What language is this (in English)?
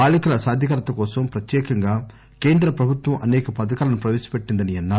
Telugu